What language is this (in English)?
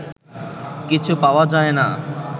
Bangla